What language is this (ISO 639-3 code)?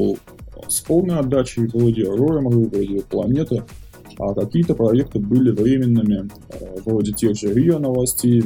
rus